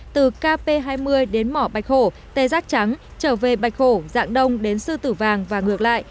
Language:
Vietnamese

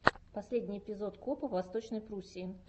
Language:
Russian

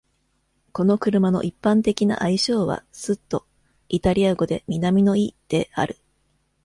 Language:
Japanese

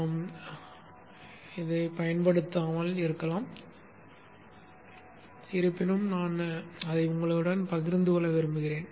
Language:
Tamil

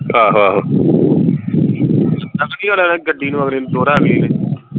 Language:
Punjabi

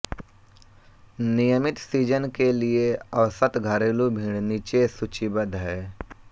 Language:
Hindi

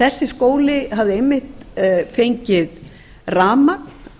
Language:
Icelandic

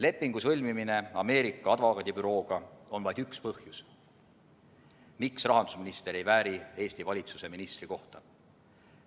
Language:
Estonian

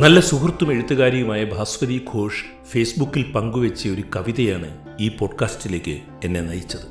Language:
Malayalam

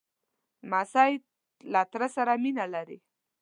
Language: Pashto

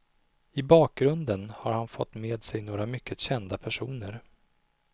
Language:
Swedish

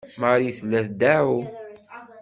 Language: Kabyle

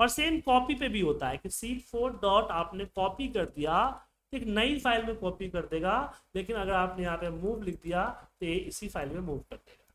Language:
Hindi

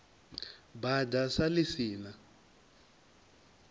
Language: Venda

